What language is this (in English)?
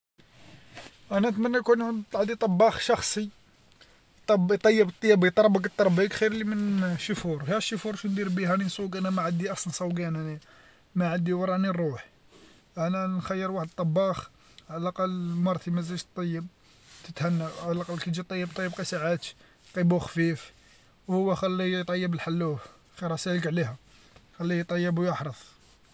Algerian Arabic